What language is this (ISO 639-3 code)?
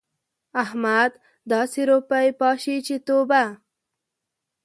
pus